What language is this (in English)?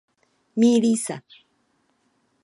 Czech